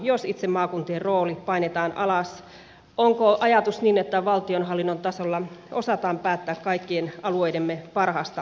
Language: Finnish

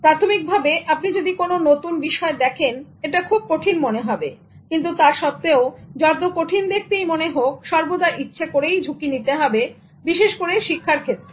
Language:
Bangla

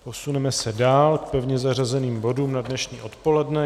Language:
Czech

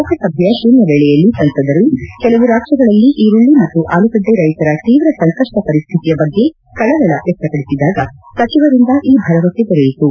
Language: Kannada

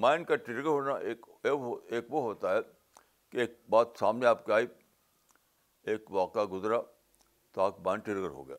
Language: Urdu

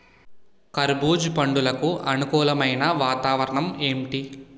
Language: Telugu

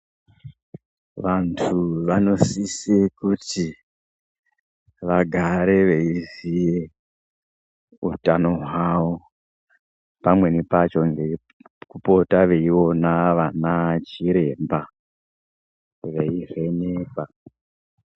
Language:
Ndau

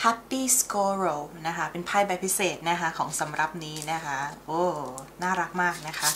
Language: Thai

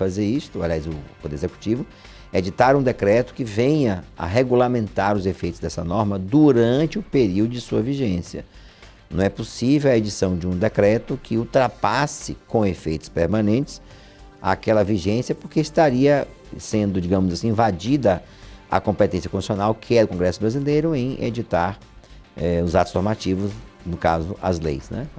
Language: Portuguese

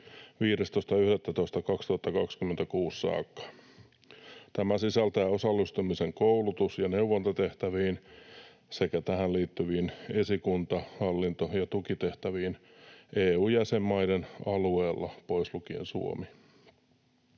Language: Finnish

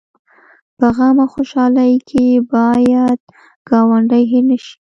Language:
Pashto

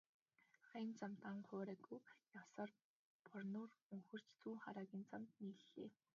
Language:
Mongolian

